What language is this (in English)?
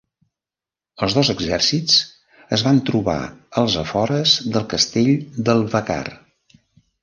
Catalan